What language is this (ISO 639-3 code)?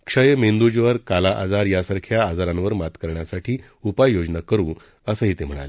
mar